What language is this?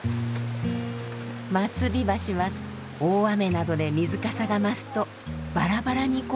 Japanese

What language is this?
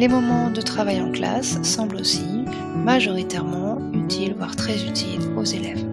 French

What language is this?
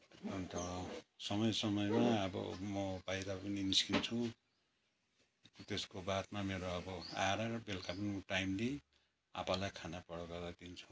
Nepali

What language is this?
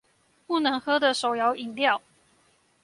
Chinese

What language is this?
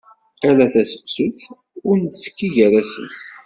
Kabyle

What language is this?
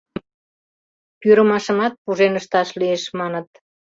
Mari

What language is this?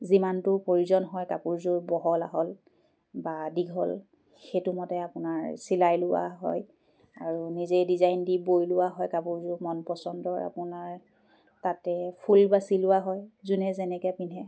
Assamese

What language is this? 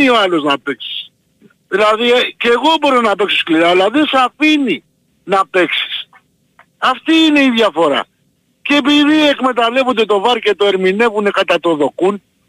Greek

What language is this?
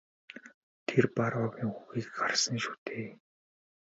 Mongolian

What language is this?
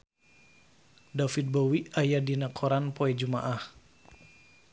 Sundanese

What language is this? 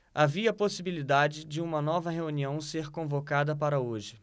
Portuguese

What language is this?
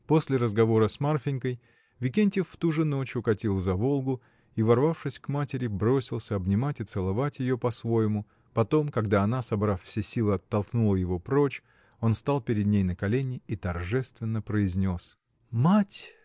Russian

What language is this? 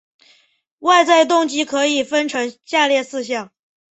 Chinese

